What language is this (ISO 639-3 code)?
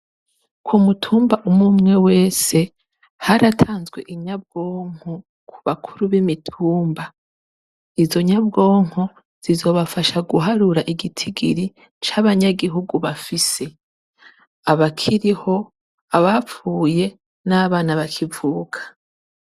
run